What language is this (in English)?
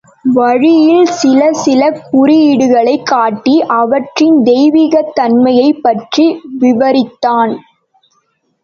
Tamil